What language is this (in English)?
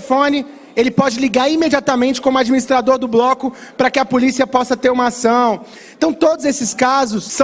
Portuguese